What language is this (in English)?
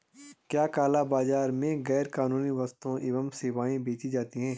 Hindi